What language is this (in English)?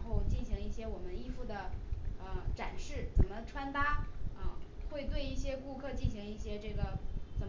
Chinese